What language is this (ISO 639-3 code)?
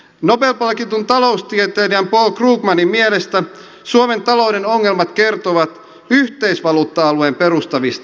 fin